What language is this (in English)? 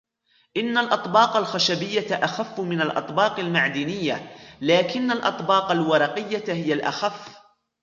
Arabic